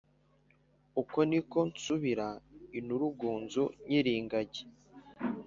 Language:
Kinyarwanda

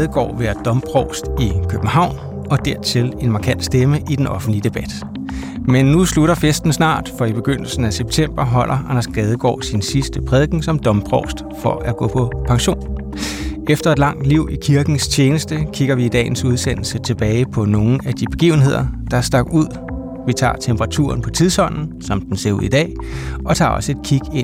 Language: Danish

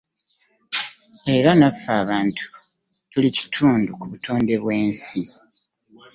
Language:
Ganda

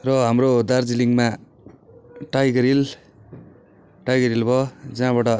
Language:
Nepali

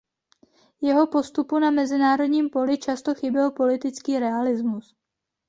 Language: Czech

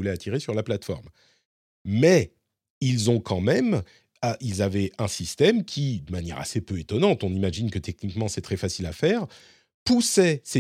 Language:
French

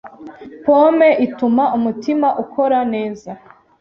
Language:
Kinyarwanda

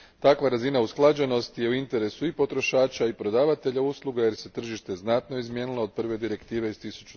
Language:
Croatian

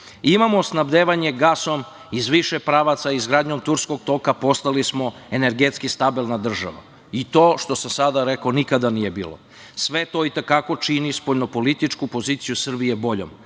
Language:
Serbian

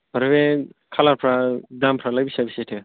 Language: Bodo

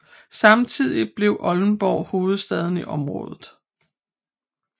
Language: Danish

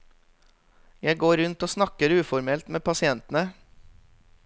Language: Norwegian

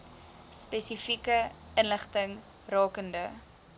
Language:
Afrikaans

